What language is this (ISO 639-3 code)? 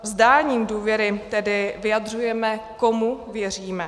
ces